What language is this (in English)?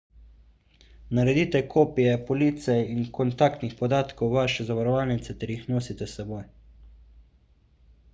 Slovenian